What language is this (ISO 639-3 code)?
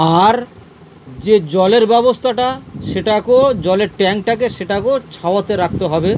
ben